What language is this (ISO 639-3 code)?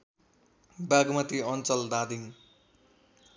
nep